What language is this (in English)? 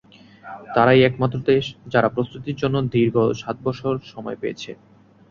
Bangla